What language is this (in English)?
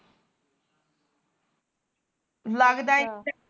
Punjabi